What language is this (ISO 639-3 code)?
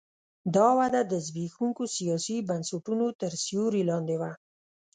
pus